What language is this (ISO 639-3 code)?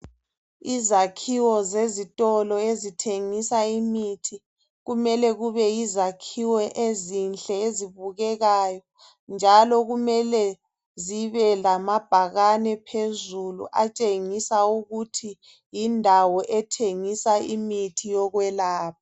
nde